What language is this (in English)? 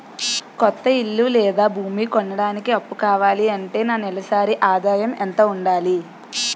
Telugu